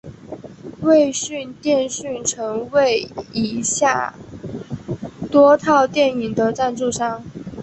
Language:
Chinese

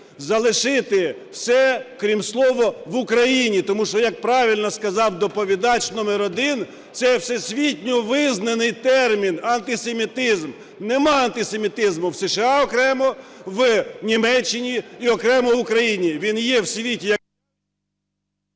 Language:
Ukrainian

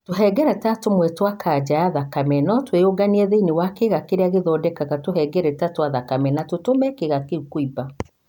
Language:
Kikuyu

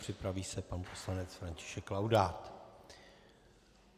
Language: Czech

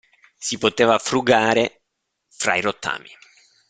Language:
Italian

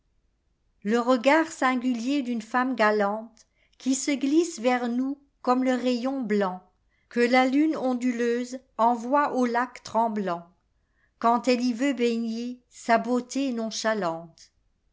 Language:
French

